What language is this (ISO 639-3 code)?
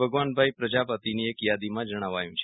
guj